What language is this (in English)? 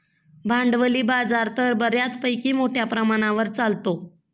Marathi